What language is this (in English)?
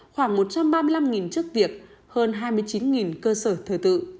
Vietnamese